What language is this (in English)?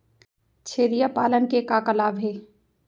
Chhattisgarhi